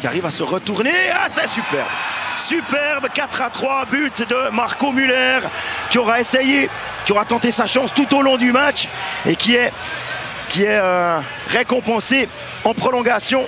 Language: French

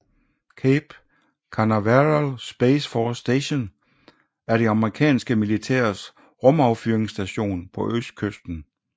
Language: Danish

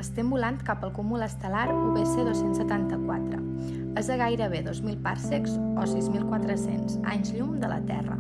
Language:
Catalan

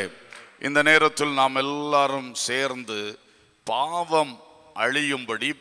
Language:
Tamil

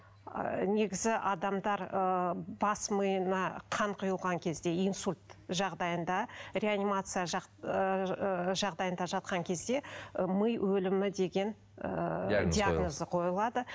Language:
Kazakh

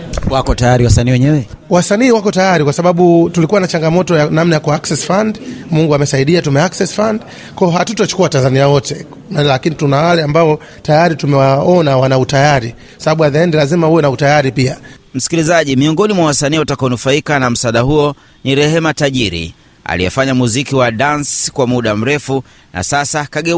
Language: Swahili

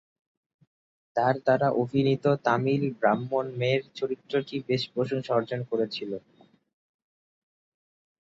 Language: Bangla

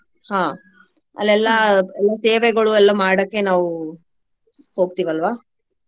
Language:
Kannada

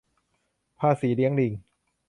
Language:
Thai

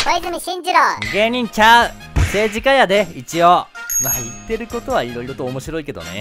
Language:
Japanese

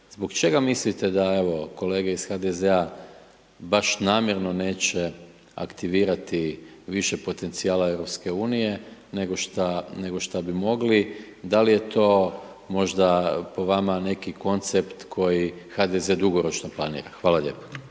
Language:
Croatian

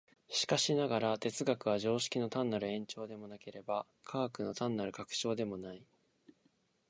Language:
Japanese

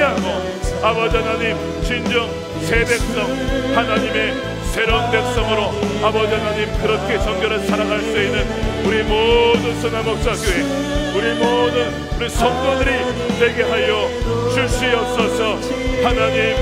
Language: Korean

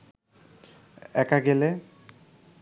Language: Bangla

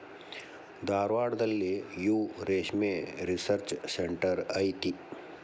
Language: Kannada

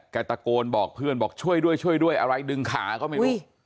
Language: Thai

